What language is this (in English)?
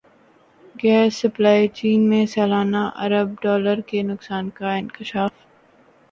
Urdu